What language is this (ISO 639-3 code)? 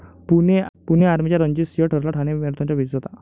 mar